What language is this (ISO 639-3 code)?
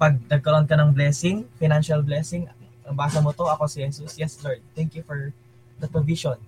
fil